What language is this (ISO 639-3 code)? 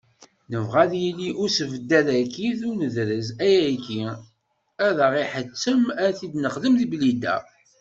kab